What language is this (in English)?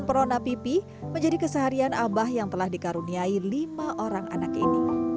Indonesian